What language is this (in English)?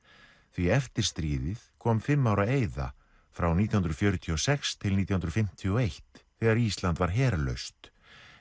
Icelandic